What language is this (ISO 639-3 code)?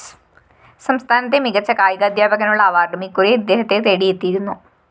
mal